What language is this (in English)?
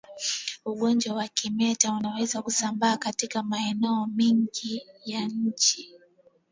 Swahili